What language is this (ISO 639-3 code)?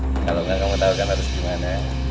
ind